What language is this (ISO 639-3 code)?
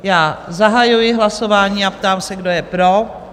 ces